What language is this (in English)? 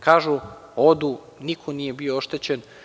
Serbian